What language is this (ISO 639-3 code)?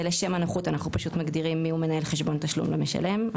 heb